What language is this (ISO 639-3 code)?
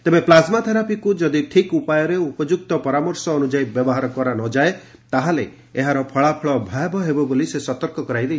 ori